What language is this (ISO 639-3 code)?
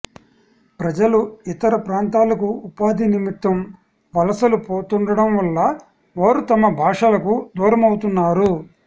tel